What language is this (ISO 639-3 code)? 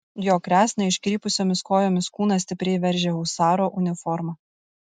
lit